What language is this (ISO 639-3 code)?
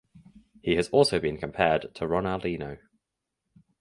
eng